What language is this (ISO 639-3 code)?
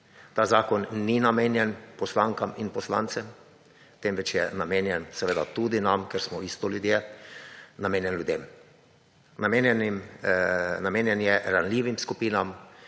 slv